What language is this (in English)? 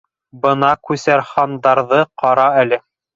Bashkir